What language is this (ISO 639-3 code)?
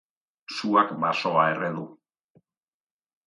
eus